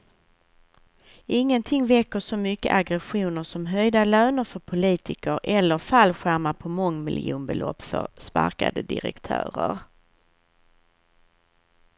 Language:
Swedish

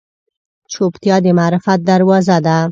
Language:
Pashto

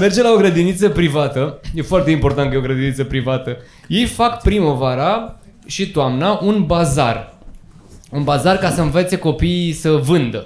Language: Romanian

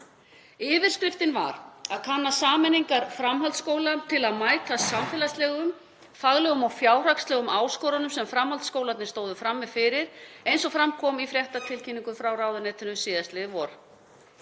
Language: Icelandic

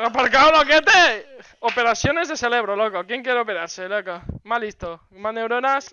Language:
Spanish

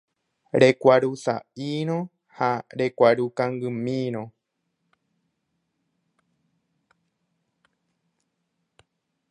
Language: Guarani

